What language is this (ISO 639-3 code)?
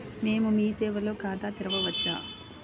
tel